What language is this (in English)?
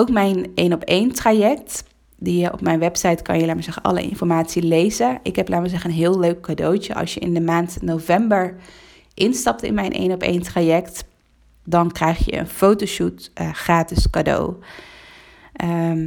Dutch